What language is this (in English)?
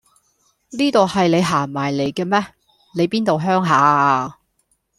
Cantonese